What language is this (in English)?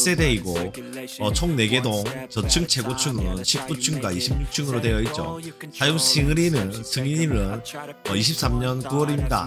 Korean